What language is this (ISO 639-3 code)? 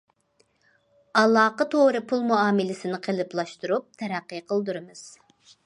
uig